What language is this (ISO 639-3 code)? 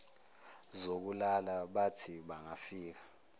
zul